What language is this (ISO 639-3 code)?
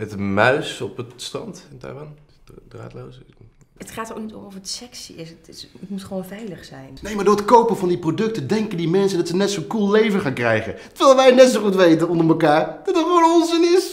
nld